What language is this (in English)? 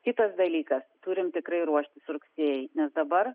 Lithuanian